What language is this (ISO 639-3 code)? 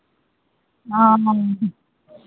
mai